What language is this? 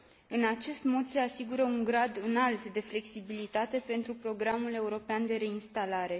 Romanian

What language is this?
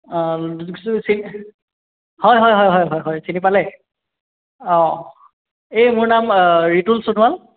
Assamese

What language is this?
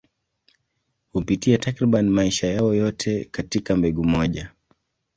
Swahili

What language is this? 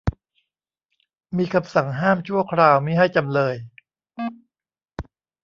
Thai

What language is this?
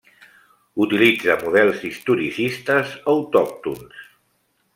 Catalan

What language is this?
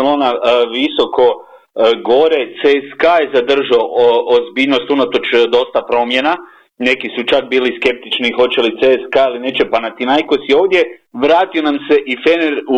Croatian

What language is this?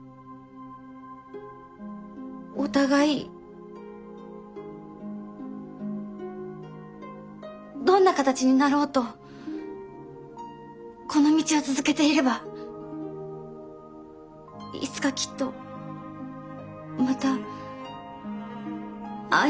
Japanese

